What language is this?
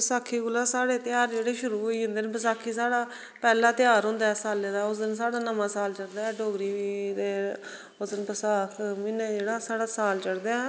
Dogri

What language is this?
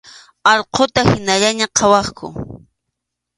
Arequipa-La Unión Quechua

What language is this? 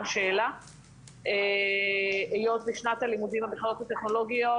Hebrew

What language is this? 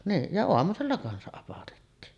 Finnish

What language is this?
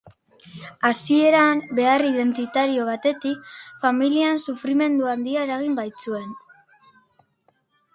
Basque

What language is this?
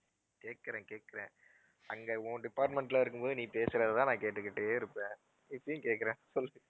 Tamil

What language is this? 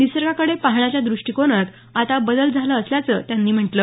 Marathi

